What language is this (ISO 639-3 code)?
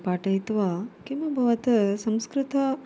san